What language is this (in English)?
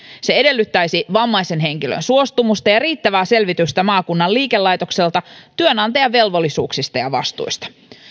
Finnish